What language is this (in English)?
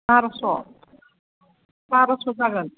Bodo